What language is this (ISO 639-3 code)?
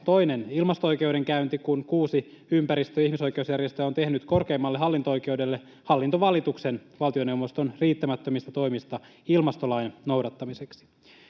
fin